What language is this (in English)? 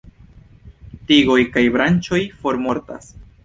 Esperanto